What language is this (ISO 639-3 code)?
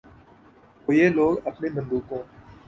urd